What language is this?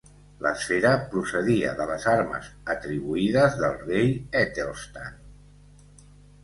Catalan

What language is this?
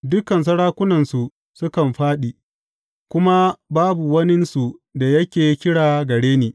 Hausa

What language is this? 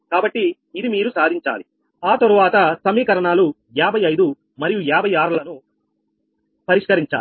Telugu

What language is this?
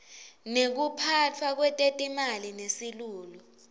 Swati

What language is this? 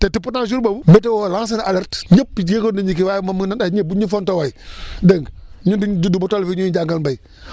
Wolof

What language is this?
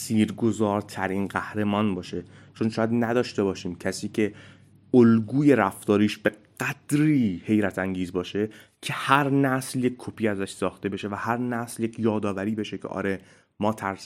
Persian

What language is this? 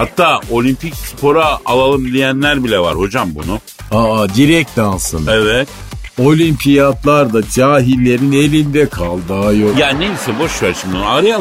Turkish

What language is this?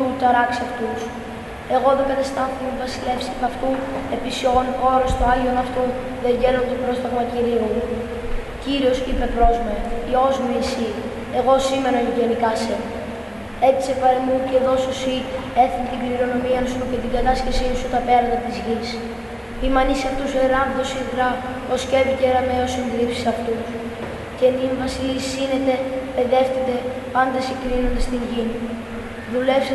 Greek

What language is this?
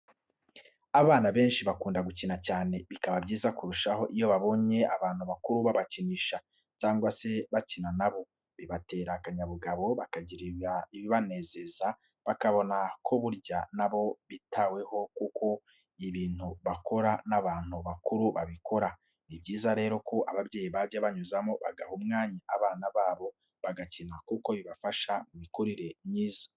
Kinyarwanda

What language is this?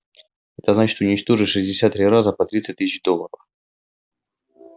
Russian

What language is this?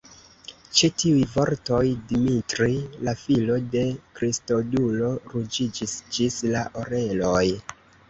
Esperanto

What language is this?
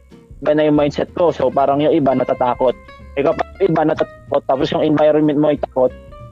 Filipino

